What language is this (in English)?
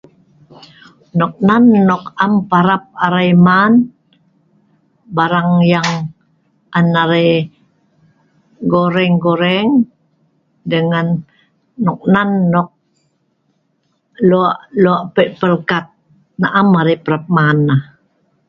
Sa'ban